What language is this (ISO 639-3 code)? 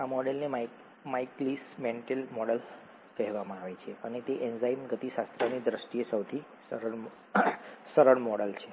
guj